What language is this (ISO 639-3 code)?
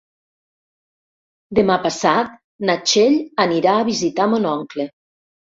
cat